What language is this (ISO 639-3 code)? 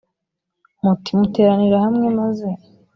kin